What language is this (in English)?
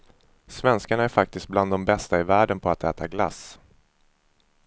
Swedish